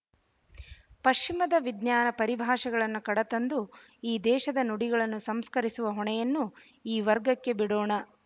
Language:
Kannada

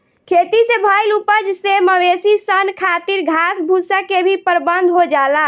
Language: Bhojpuri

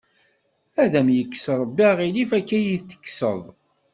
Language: Kabyle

